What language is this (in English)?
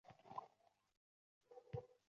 Uzbek